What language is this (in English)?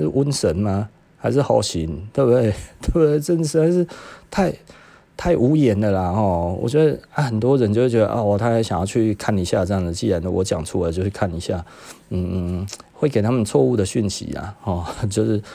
Chinese